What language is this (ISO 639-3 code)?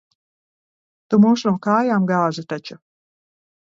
lav